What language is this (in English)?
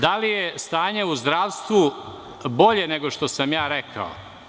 Serbian